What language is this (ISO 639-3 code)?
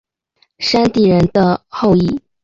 zho